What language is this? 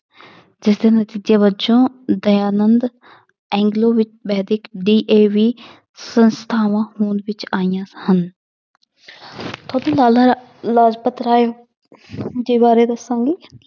Punjabi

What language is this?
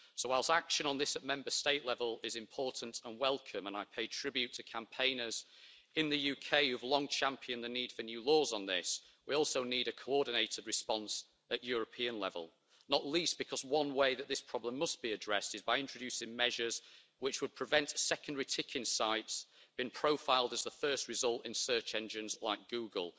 English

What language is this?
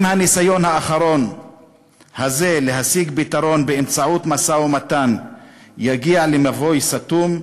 Hebrew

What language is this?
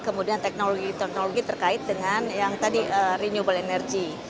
Indonesian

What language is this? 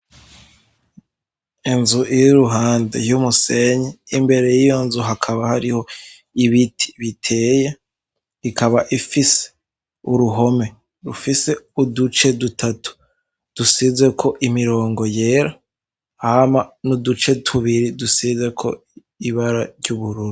Rundi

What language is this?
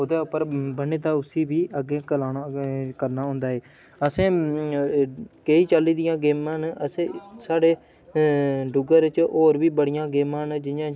Dogri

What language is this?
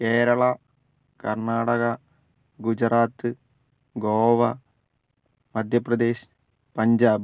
Malayalam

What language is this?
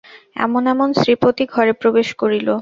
Bangla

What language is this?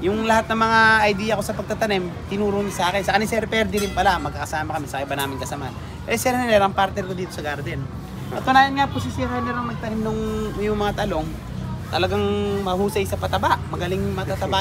Filipino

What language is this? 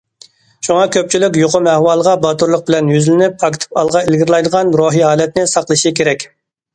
Uyghur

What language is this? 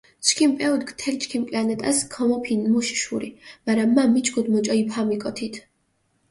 Mingrelian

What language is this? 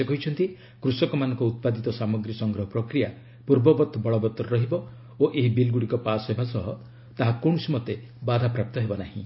Odia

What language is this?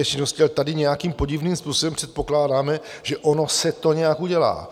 Czech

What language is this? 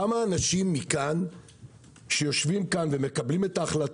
Hebrew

